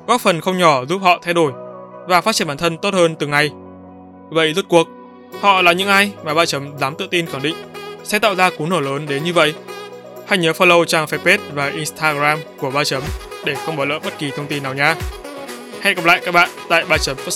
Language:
Vietnamese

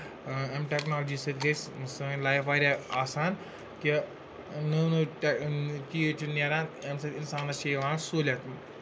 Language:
Kashmiri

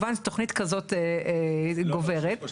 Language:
Hebrew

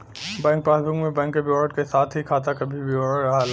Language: Bhojpuri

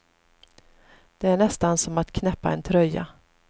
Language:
Swedish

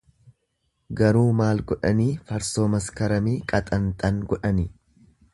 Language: Oromo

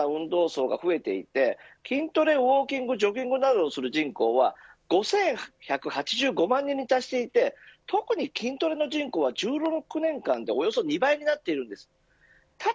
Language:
Japanese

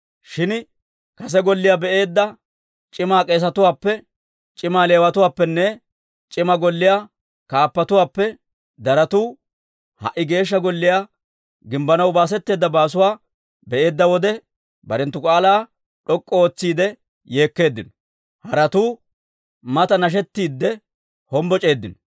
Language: Dawro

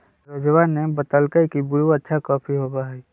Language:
Magahi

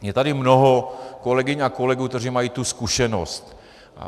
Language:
Czech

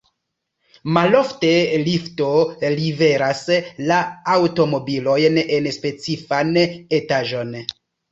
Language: Esperanto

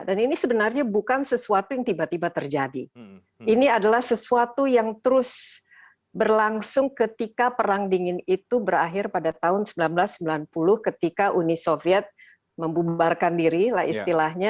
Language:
Indonesian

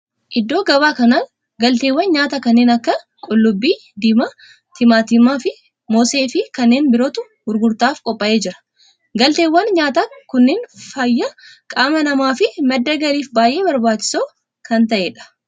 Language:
Oromo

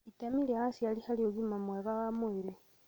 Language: Kikuyu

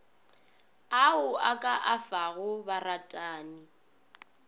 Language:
Northern Sotho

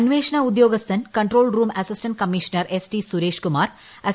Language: Malayalam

